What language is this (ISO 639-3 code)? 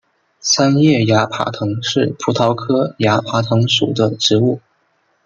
zho